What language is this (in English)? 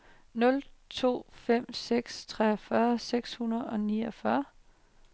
Danish